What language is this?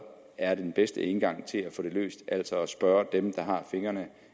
Danish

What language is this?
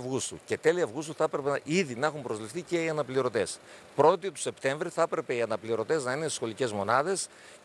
Greek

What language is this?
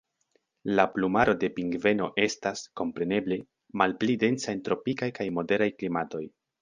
Esperanto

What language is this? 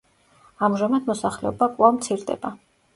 Georgian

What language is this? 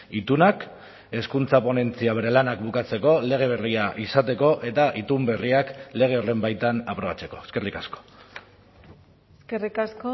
Basque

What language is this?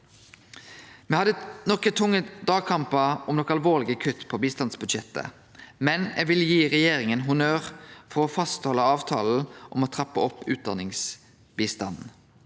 Norwegian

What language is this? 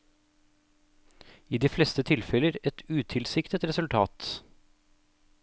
Norwegian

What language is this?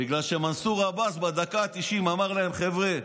Hebrew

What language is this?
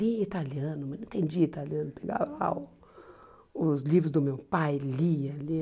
Portuguese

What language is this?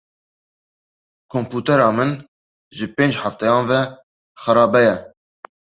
Kurdish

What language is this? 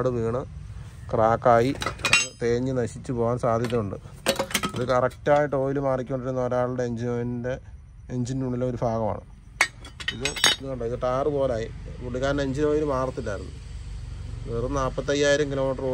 Malayalam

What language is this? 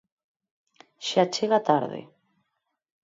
Galician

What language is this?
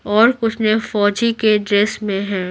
Hindi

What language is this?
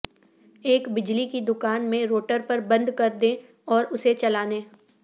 Urdu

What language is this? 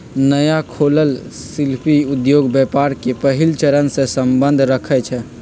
Magahi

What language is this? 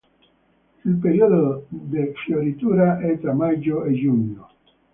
Italian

